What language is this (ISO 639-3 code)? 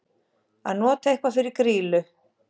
isl